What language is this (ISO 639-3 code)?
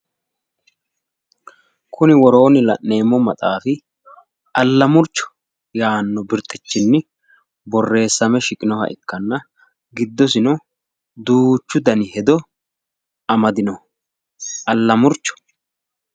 sid